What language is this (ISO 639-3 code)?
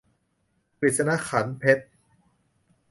tha